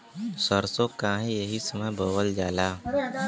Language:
Bhojpuri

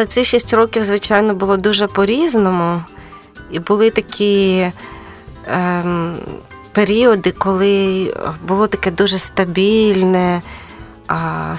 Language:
Ukrainian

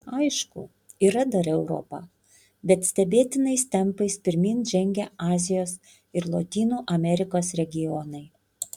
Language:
Lithuanian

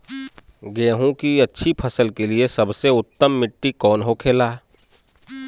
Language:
Bhojpuri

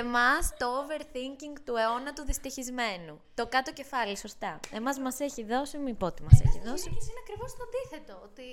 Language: Greek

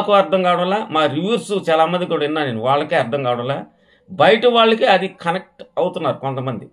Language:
Telugu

